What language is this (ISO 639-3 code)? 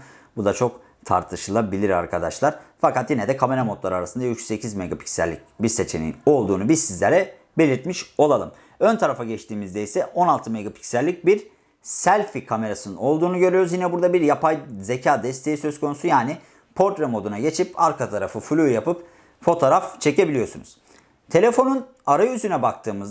tur